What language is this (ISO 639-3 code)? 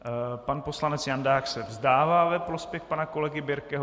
ces